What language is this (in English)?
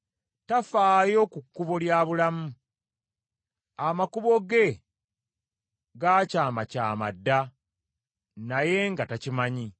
Ganda